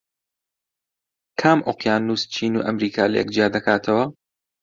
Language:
Central Kurdish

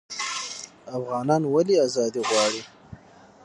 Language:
Pashto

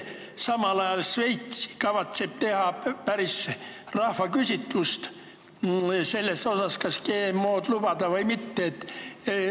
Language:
Estonian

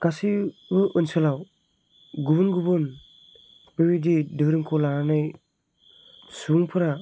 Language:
Bodo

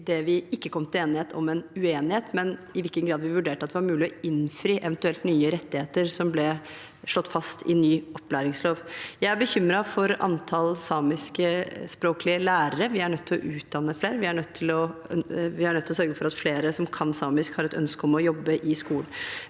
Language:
Norwegian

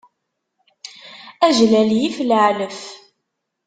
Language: Kabyle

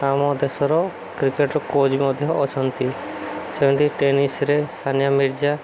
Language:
Odia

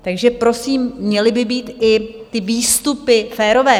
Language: Czech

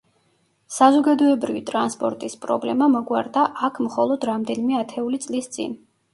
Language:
Georgian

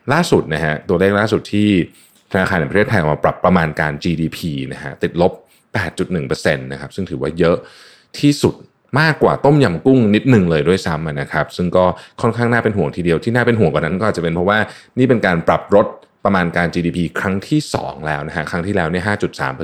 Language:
Thai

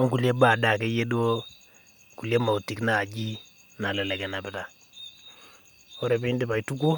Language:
Masai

